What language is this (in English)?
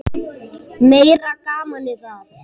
Icelandic